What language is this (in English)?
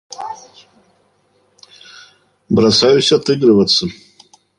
Russian